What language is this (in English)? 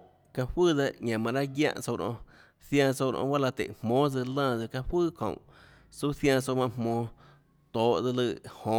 Tlacoatzintepec Chinantec